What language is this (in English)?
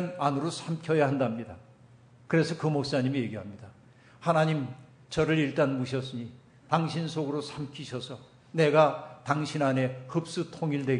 Korean